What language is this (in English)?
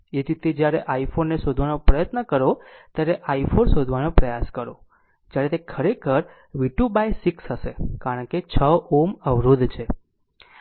Gujarati